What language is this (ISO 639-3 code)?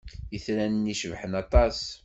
kab